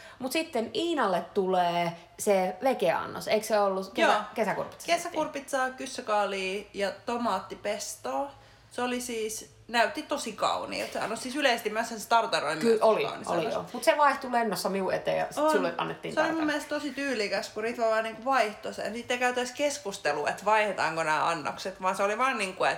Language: Finnish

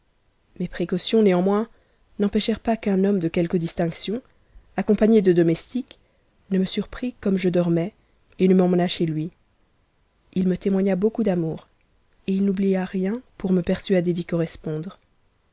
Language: French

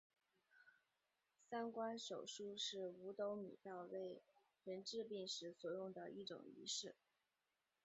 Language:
Chinese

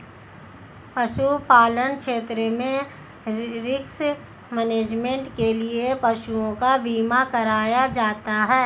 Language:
Hindi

